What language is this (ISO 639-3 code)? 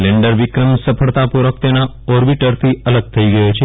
guj